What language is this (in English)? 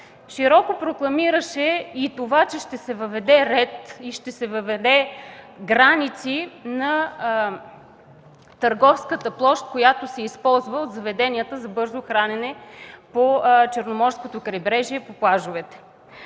Bulgarian